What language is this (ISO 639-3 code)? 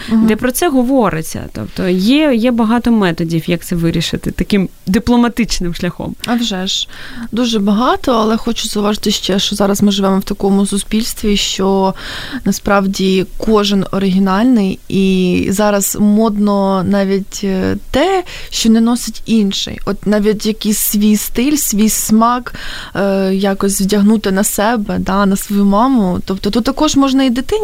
ukr